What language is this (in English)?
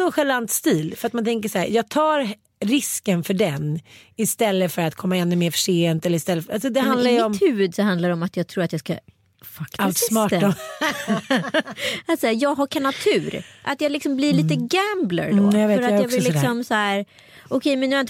Swedish